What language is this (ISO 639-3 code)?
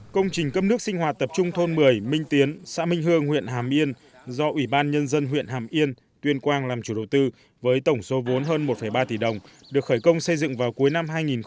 vie